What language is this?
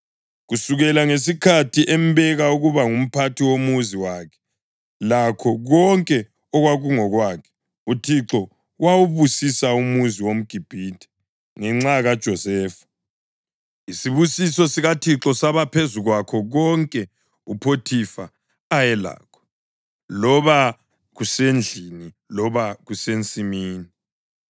North Ndebele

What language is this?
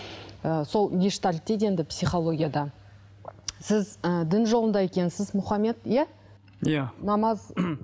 Kazakh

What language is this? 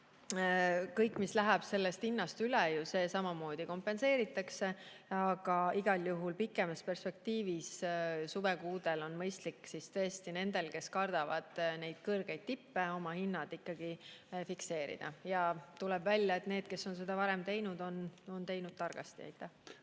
Estonian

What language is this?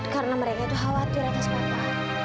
Indonesian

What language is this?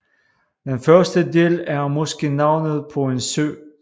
Danish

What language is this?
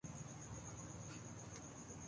Urdu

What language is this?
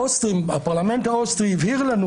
Hebrew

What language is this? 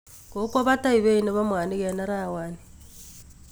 Kalenjin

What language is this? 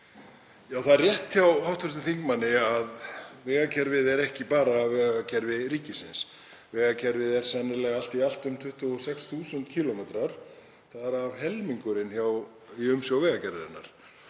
Icelandic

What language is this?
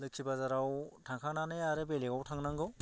Bodo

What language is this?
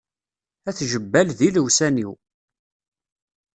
Kabyle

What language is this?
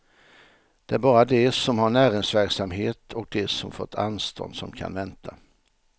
Swedish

